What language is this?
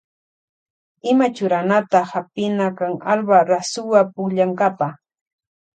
Loja Highland Quichua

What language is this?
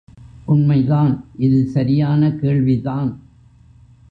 Tamil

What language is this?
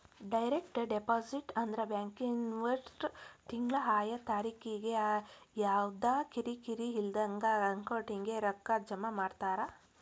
Kannada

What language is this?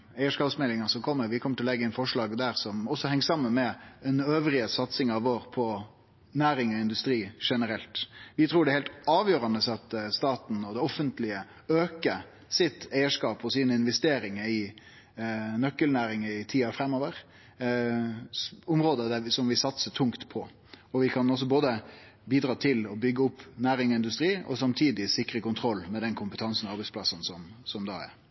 Norwegian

